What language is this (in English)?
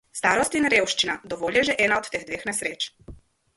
Slovenian